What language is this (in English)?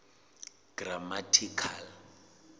Southern Sotho